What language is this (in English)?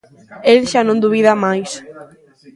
Galician